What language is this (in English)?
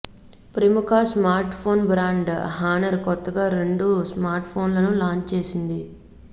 Telugu